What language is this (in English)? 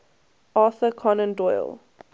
English